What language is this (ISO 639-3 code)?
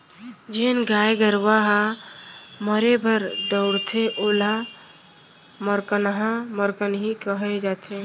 hne